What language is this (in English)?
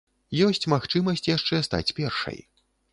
Belarusian